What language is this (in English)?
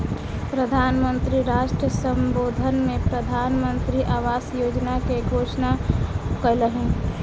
Maithili